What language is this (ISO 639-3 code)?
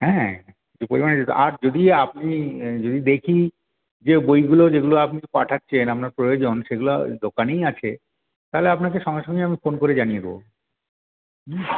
ben